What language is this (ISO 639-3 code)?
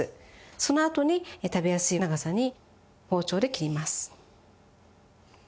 jpn